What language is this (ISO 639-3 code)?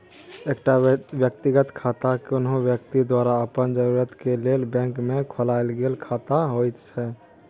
mai